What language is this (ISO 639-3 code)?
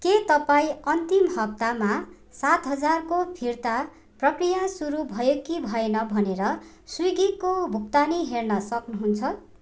nep